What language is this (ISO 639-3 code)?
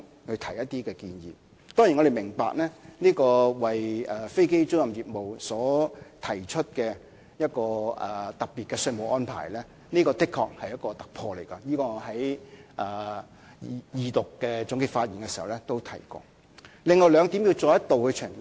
yue